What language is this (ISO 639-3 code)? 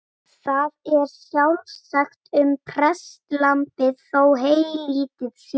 isl